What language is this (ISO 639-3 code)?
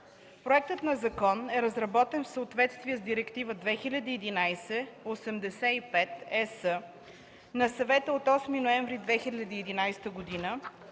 bul